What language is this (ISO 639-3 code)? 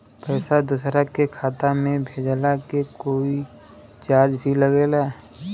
bho